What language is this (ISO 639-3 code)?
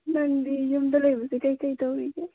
mni